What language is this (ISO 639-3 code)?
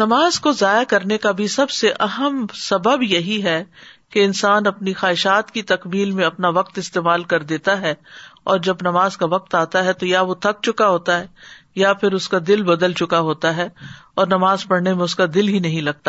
urd